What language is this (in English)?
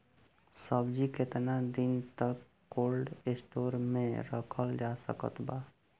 Bhojpuri